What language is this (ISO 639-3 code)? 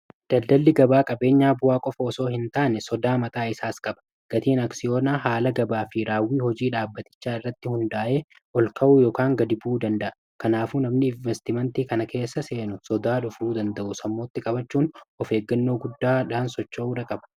orm